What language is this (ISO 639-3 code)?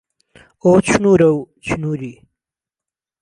ckb